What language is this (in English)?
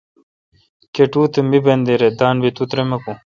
Kalkoti